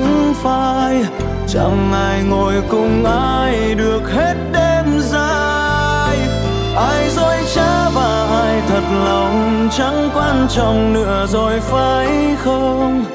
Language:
Vietnamese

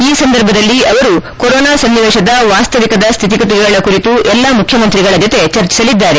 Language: Kannada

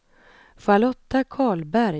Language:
Swedish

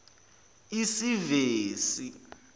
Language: Zulu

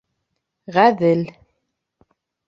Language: Bashkir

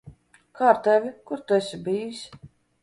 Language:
Latvian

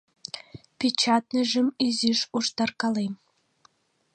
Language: Mari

